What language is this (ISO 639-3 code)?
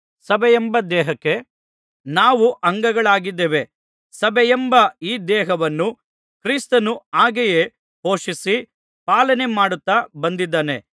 kan